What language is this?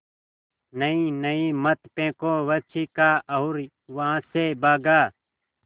Hindi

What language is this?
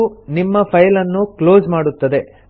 Kannada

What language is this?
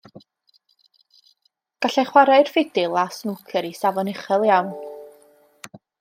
Welsh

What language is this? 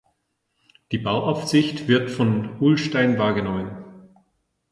German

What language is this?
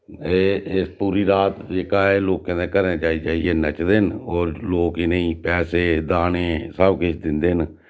Dogri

